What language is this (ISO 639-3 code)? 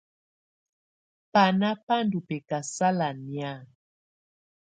tvu